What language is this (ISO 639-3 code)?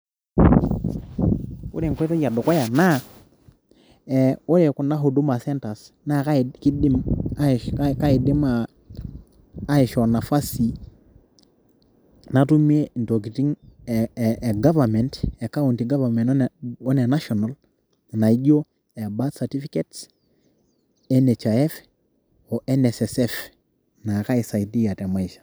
mas